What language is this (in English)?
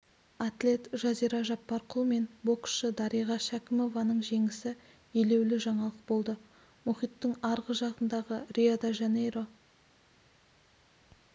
Kazakh